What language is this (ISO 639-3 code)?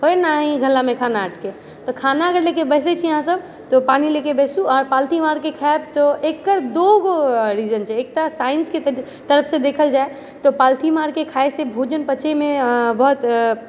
mai